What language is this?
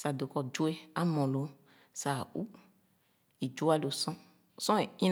Khana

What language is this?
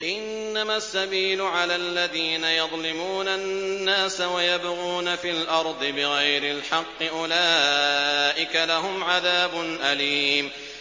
Arabic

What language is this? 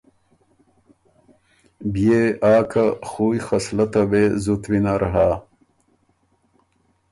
Ormuri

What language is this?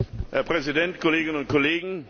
German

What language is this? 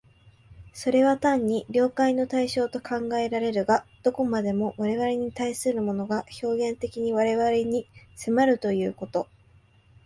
Japanese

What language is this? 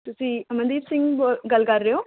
Punjabi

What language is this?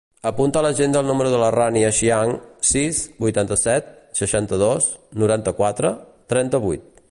Catalan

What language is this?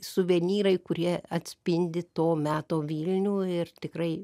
Lithuanian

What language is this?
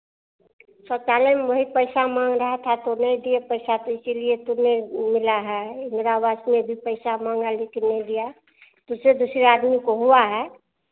Hindi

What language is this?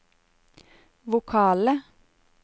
Norwegian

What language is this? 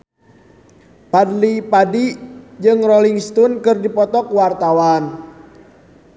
Sundanese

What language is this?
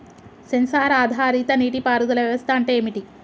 Telugu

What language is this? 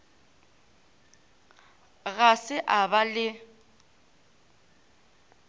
Northern Sotho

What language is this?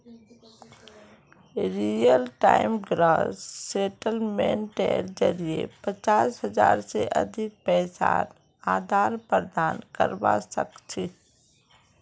Magahi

